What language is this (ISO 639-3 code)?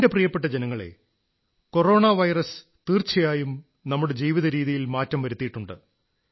mal